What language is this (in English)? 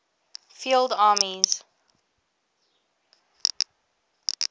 English